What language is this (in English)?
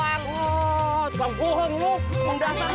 Indonesian